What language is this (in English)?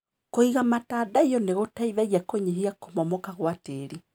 Kikuyu